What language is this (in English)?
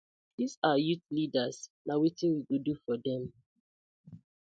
Nigerian Pidgin